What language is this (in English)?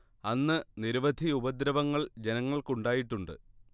Malayalam